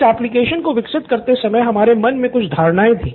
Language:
Hindi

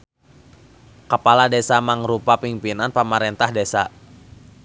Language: Sundanese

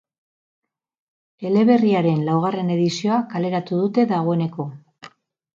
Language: Basque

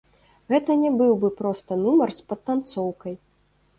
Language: Belarusian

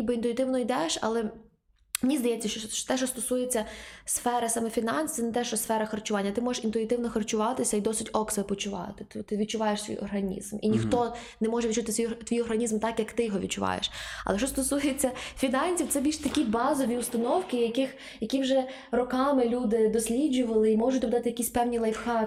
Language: Ukrainian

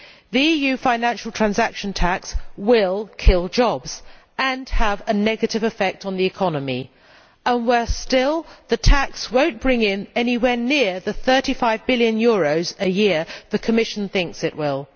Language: English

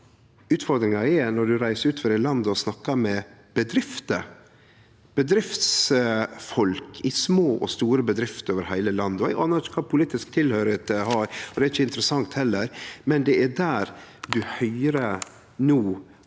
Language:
Norwegian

